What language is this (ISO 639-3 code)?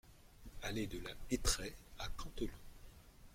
fra